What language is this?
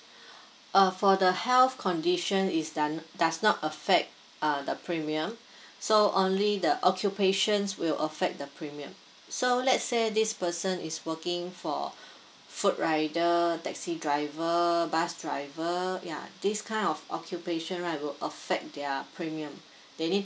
English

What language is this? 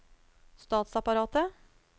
Norwegian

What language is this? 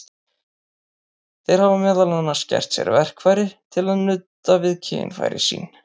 Icelandic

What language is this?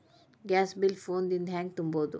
Kannada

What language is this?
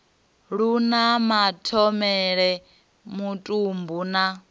Venda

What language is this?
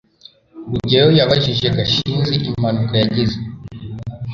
Kinyarwanda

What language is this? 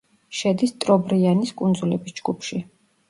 Georgian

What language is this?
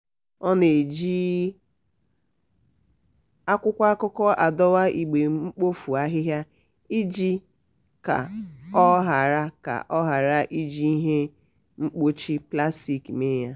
Igbo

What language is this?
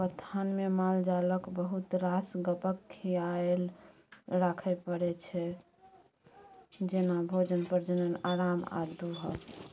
Maithili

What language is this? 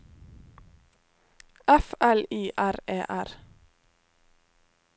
Norwegian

